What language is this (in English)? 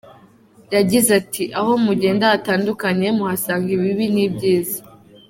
Kinyarwanda